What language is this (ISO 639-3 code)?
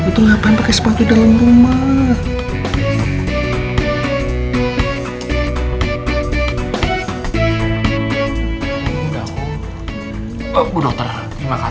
ind